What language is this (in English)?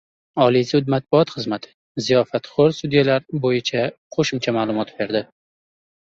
Uzbek